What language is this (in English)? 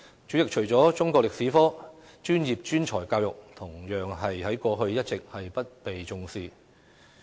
Cantonese